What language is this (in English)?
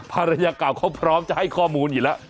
Thai